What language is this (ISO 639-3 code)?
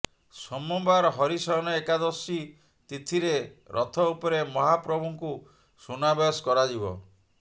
ori